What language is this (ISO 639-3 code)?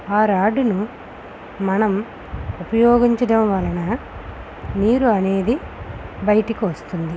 tel